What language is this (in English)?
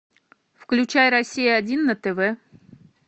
Russian